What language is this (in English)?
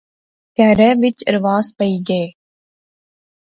Pahari-Potwari